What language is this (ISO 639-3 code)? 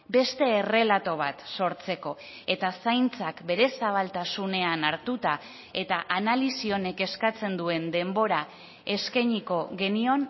eus